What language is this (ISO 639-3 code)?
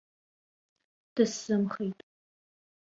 abk